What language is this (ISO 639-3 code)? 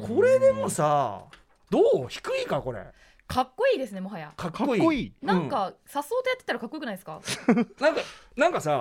jpn